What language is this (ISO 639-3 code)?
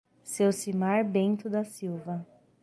por